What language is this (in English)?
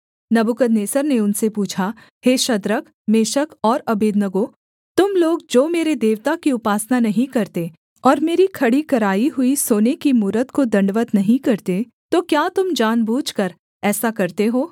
Hindi